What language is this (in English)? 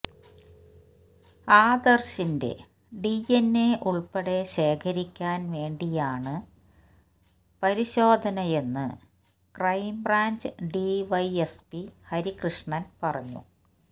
Malayalam